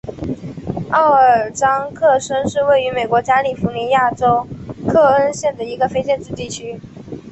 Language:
Chinese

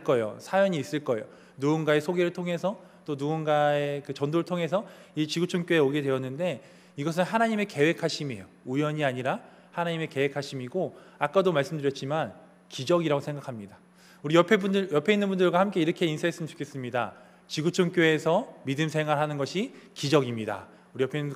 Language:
Korean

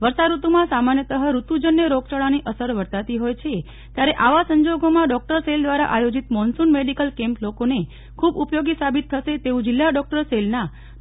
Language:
Gujarati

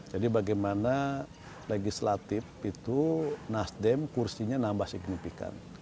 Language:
Indonesian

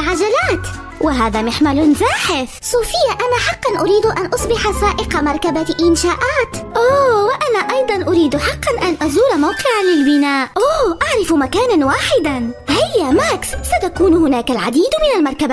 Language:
Arabic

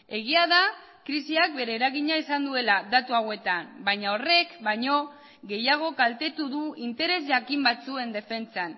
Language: Basque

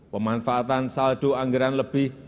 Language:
Indonesian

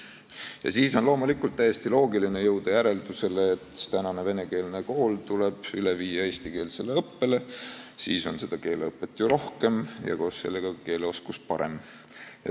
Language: Estonian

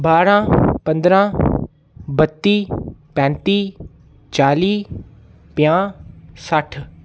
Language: Dogri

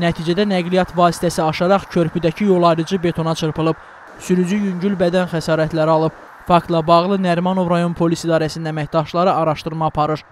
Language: Turkish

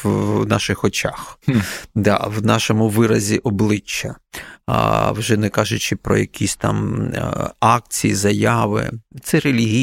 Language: Ukrainian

